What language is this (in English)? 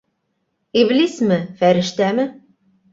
Bashkir